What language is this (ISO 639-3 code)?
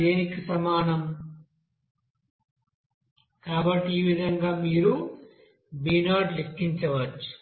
tel